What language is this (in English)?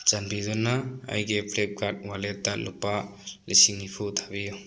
Manipuri